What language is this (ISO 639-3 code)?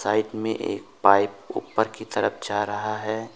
hin